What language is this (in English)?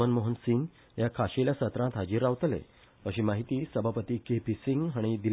Konkani